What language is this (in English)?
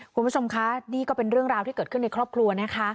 Thai